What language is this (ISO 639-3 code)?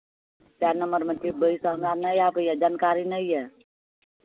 mai